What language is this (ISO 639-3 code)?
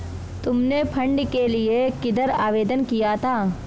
hin